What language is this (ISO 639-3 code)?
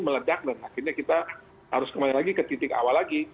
ind